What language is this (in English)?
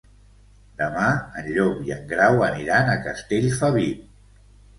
Catalan